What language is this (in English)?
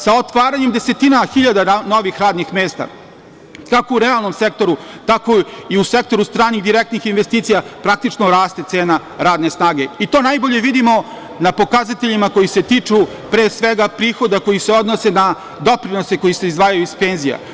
Serbian